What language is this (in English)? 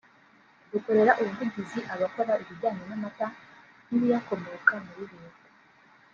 Kinyarwanda